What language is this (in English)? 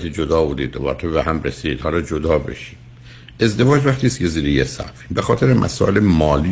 Persian